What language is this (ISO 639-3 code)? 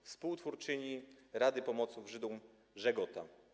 pol